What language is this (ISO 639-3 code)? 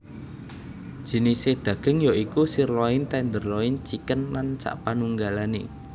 jav